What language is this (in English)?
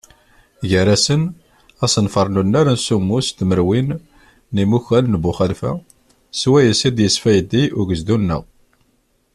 Kabyle